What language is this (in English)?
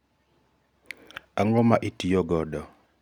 Luo (Kenya and Tanzania)